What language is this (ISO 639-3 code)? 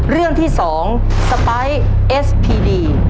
tha